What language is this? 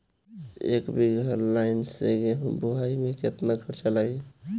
Bhojpuri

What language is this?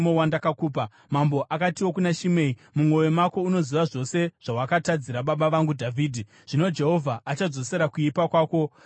Shona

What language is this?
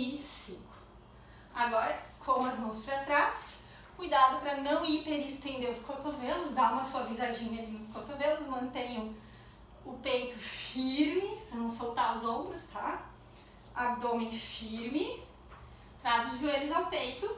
Portuguese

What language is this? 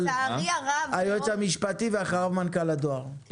Hebrew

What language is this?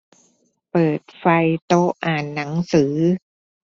Thai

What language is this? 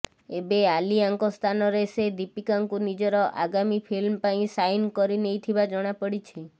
Odia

